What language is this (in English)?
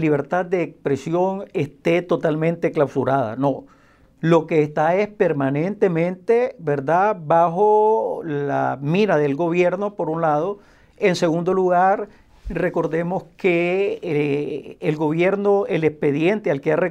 Spanish